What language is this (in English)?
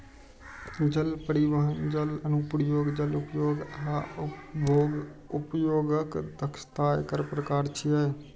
Maithili